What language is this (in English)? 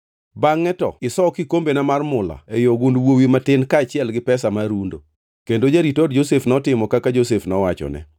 Luo (Kenya and Tanzania)